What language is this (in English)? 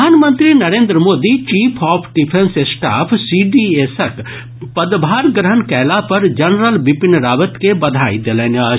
Maithili